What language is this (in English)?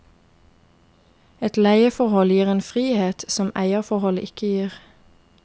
Norwegian